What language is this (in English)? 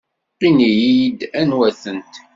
Kabyle